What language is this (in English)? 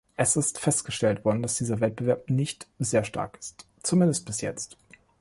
German